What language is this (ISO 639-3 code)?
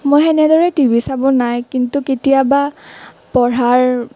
asm